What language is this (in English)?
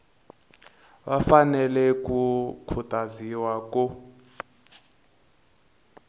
Tsonga